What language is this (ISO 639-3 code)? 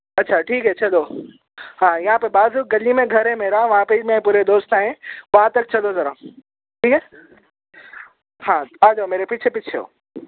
urd